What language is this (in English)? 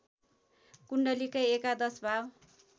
Nepali